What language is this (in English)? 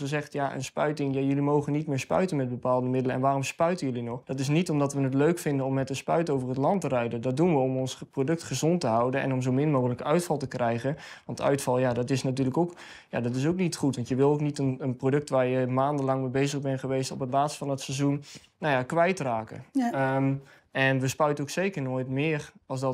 Dutch